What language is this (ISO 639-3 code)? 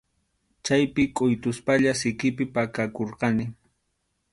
qxu